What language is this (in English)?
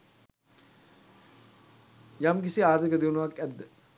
Sinhala